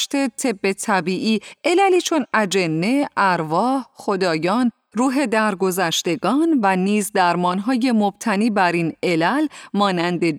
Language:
Persian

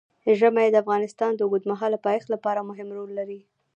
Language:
Pashto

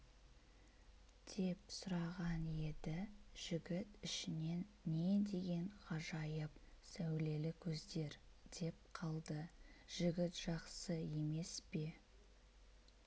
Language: Kazakh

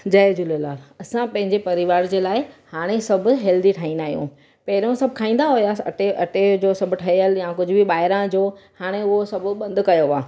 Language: Sindhi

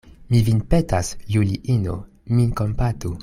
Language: Esperanto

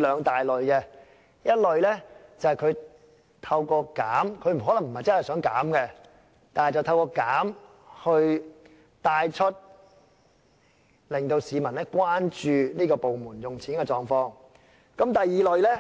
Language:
Cantonese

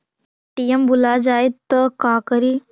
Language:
Magahi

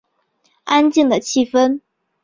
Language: Chinese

